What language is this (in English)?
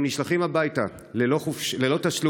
Hebrew